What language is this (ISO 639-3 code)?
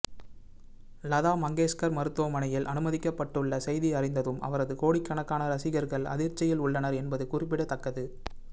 tam